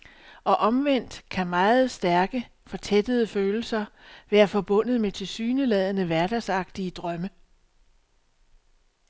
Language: Danish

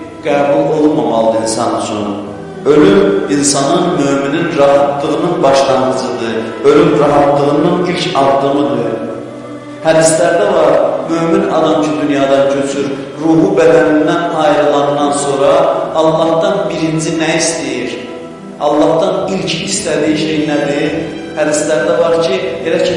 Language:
Turkish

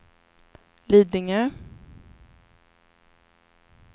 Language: Swedish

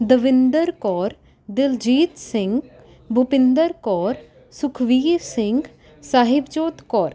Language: Punjabi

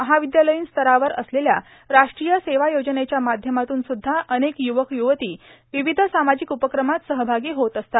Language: Marathi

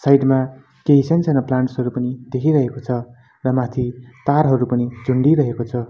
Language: Nepali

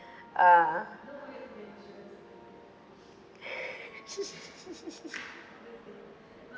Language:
English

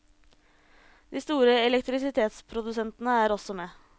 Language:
Norwegian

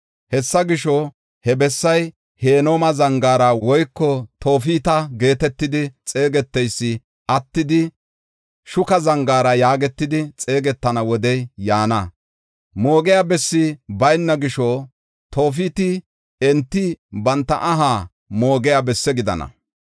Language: Gofa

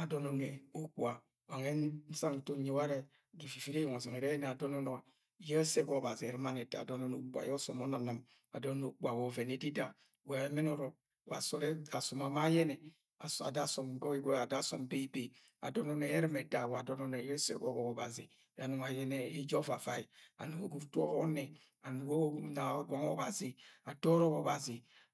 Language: Agwagwune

